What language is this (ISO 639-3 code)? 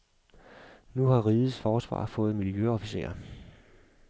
dan